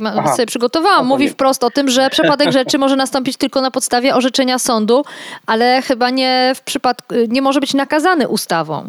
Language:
Polish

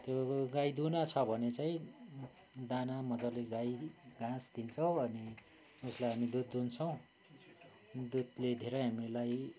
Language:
Nepali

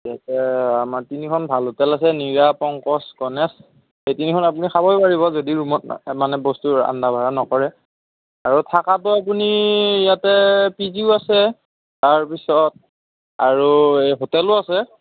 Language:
Assamese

